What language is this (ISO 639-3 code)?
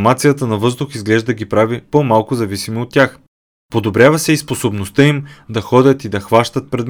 bul